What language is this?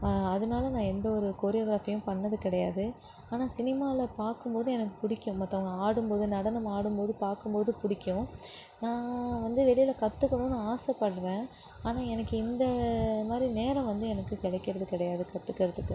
Tamil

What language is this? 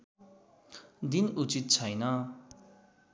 Nepali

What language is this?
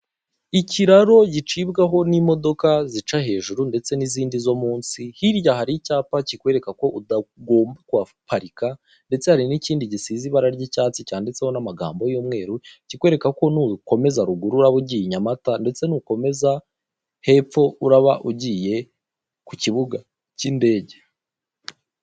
Kinyarwanda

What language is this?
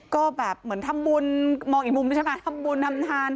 Thai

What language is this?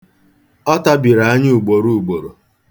Igbo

